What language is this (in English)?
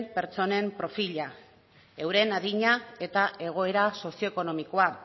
Basque